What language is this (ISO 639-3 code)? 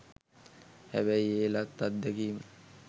sin